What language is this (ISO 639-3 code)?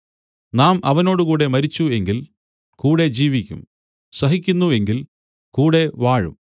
mal